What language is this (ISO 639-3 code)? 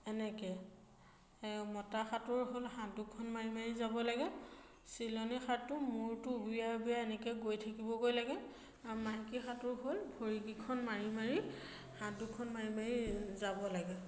asm